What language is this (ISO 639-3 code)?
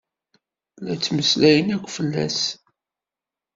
kab